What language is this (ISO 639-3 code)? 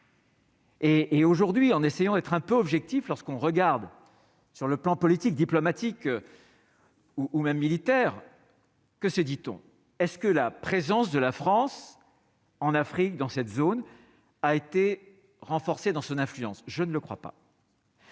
fra